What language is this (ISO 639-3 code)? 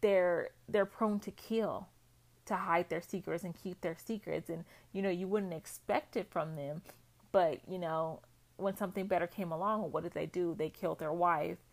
eng